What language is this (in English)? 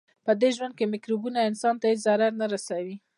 Pashto